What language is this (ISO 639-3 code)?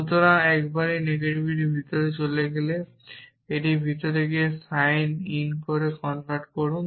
ben